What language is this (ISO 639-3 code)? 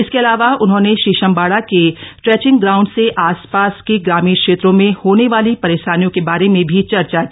hin